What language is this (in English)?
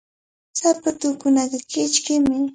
Cajatambo North Lima Quechua